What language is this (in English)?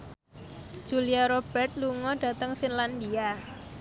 Javanese